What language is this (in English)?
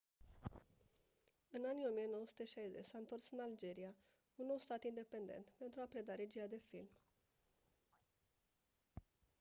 Romanian